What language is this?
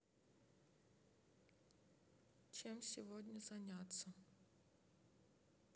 Russian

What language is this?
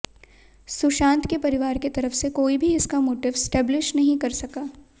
Hindi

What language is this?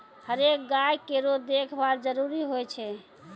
Maithili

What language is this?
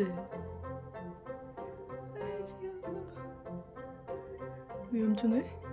Korean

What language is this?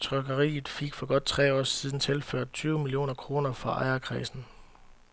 Danish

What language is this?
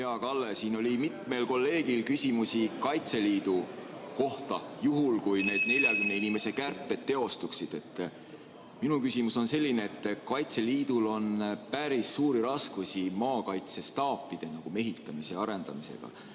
Estonian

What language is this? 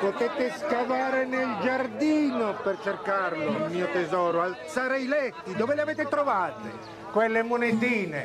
Italian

